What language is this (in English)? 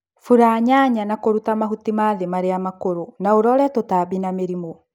Kikuyu